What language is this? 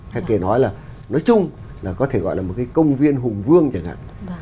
Vietnamese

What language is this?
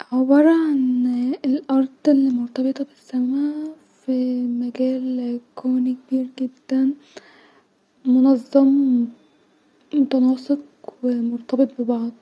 Egyptian Arabic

